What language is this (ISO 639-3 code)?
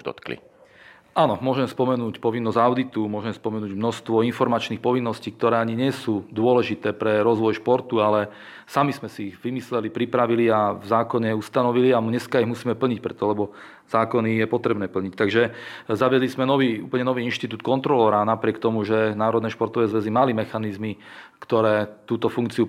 slk